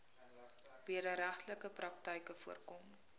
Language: Afrikaans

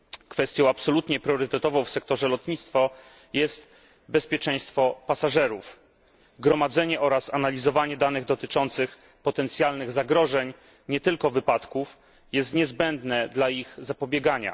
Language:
Polish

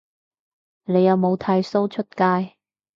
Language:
Cantonese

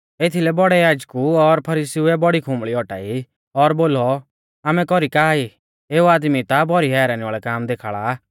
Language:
Mahasu Pahari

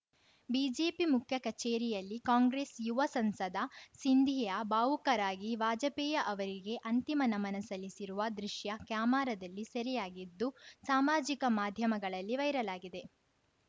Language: Kannada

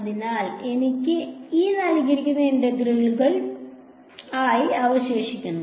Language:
Malayalam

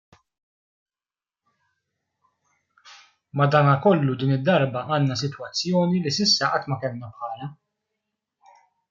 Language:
Maltese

